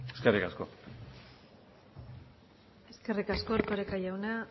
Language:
Basque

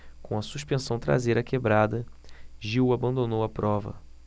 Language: Portuguese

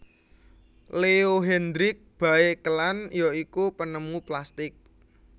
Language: Javanese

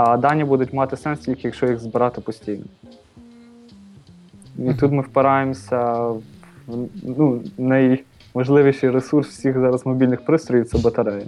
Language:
Ukrainian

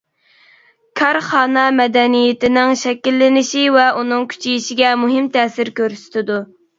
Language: Uyghur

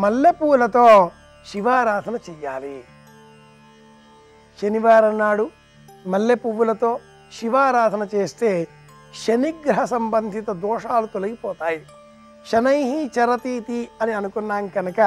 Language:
Romanian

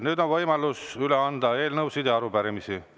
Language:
Estonian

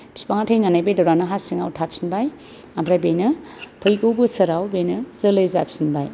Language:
Bodo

